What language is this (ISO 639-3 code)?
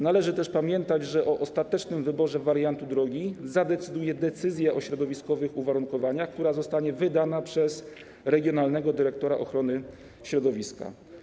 pol